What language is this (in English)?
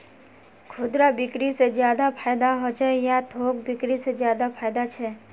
Magahi